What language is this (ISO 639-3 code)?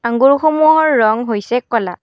asm